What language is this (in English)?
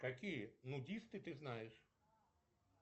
Russian